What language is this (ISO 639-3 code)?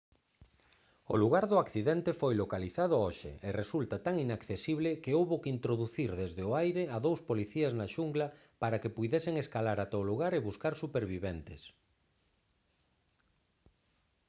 glg